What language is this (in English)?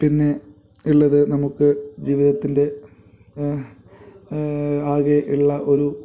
Malayalam